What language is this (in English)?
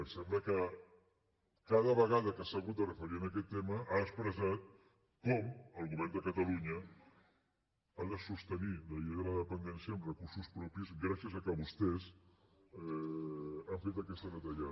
Catalan